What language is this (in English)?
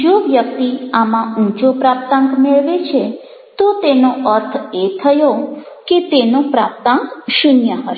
Gujarati